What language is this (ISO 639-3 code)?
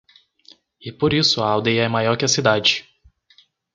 por